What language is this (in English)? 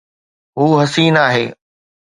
Sindhi